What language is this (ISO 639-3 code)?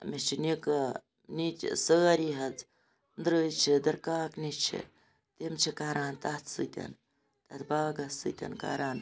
kas